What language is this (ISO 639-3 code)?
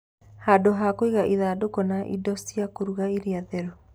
kik